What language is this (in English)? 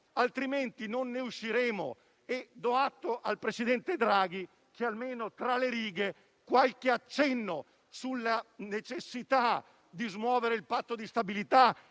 Italian